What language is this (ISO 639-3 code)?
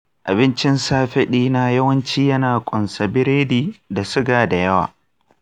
hau